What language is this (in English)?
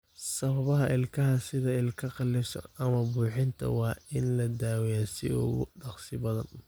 Somali